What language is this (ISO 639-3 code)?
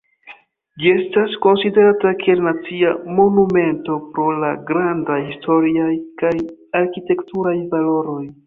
epo